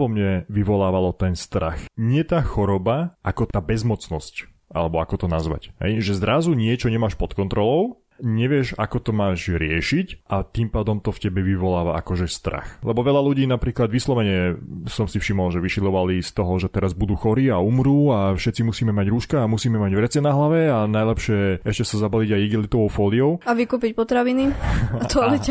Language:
Slovak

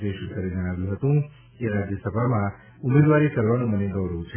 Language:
Gujarati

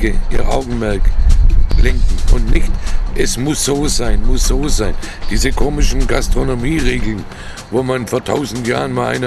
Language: German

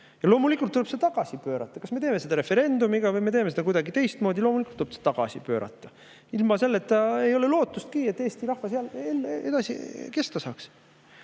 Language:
Estonian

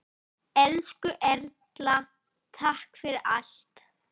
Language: Icelandic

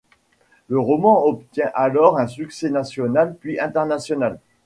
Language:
French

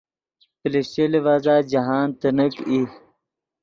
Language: Yidgha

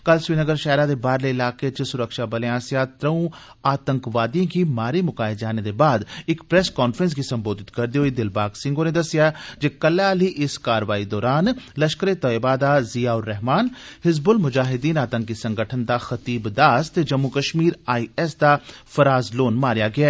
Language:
Dogri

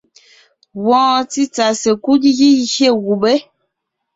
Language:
Ngiemboon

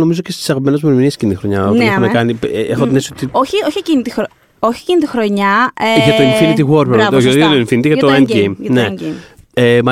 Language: Greek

